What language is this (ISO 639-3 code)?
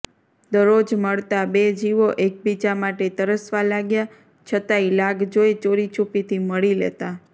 guj